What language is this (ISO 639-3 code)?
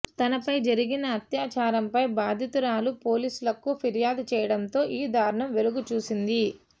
tel